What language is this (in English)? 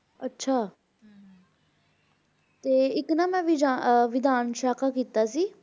Punjabi